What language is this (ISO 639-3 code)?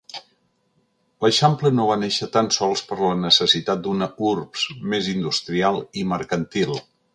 cat